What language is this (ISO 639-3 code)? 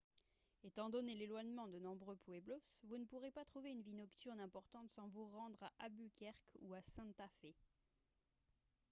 fra